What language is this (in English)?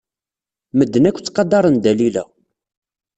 Kabyle